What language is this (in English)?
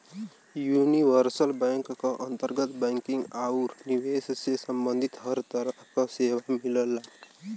Bhojpuri